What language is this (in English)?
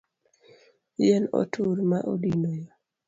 Luo (Kenya and Tanzania)